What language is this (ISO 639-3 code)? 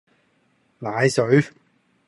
yue